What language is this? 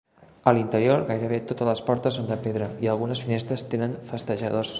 Catalan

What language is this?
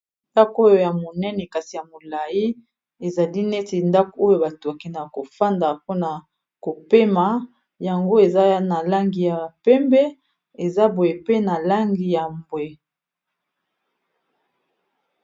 Lingala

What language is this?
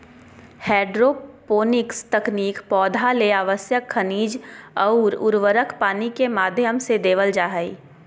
Magahi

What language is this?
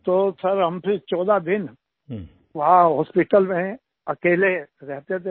Hindi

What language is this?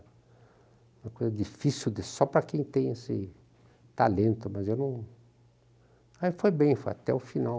Portuguese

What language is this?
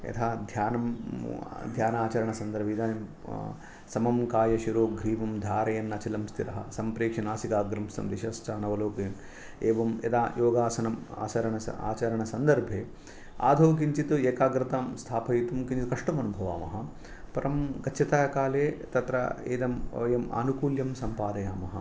Sanskrit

